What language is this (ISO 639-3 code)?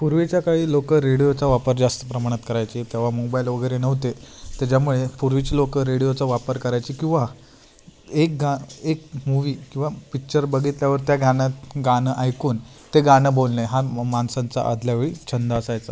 mar